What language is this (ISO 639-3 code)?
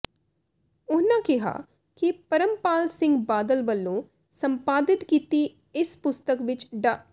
pan